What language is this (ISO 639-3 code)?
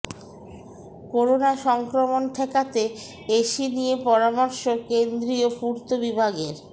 ben